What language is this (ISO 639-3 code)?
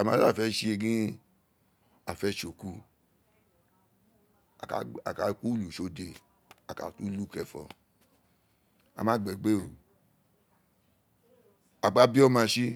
its